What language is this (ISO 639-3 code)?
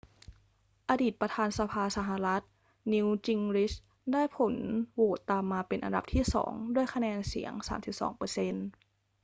tha